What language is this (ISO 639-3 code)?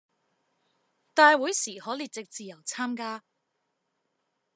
zho